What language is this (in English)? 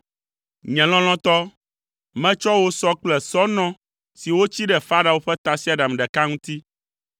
Ewe